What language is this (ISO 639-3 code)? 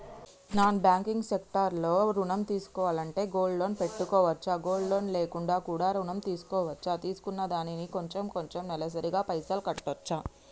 tel